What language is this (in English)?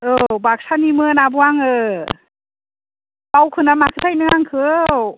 Bodo